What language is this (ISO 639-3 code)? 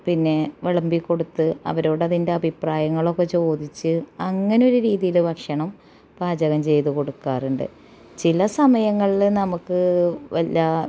mal